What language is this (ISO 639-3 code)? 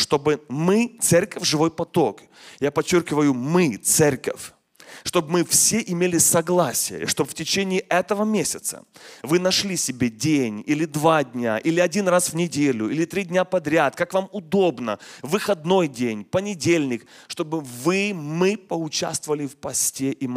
rus